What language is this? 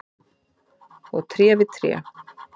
Icelandic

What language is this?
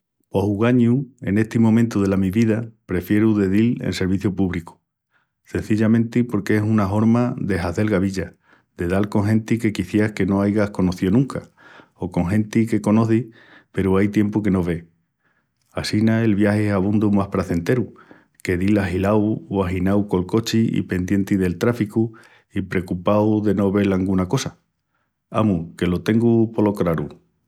Extremaduran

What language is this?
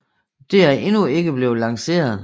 Danish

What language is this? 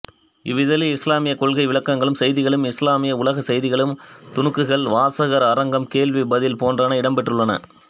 Tamil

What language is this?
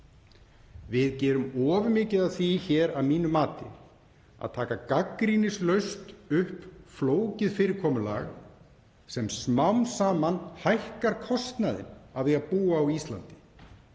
Icelandic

